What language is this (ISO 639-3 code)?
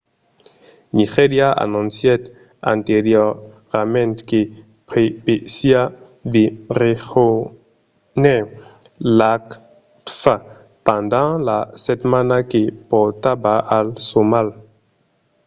oci